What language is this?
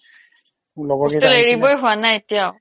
Assamese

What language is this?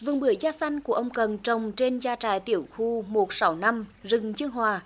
Vietnamese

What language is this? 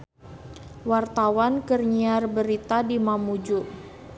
Sundanese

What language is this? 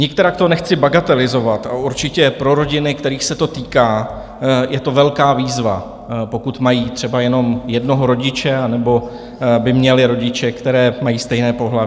Czech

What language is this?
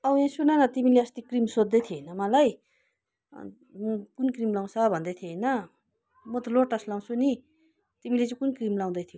Nepali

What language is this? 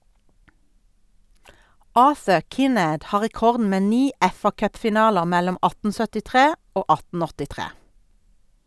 Norwegian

